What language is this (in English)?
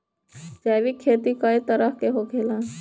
Bhojpuri